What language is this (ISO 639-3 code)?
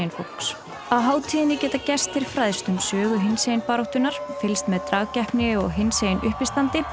isl